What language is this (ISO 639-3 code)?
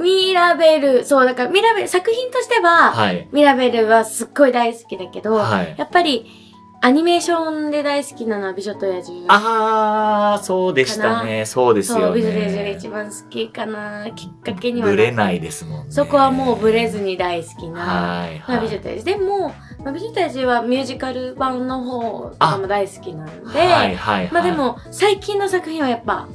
jpn